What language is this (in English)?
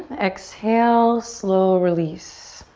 English